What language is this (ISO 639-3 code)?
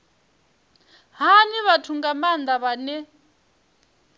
ven